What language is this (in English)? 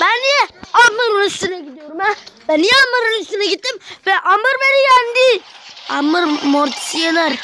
Turkish